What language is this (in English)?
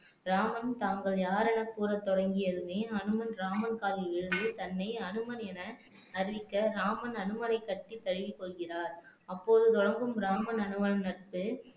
Tamil